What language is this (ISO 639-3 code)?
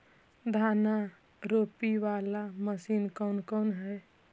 mag